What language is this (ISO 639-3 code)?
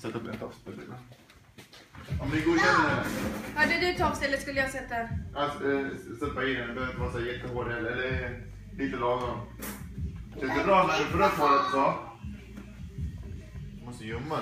swe